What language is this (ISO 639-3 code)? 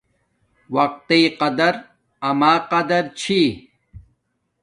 dmk